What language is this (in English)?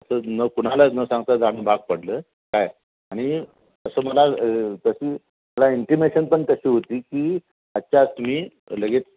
Marathi